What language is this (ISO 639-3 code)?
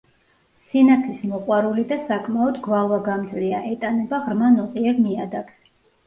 kat